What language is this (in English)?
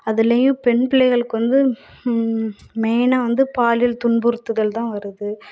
Tamil